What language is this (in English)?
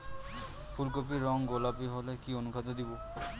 Bangla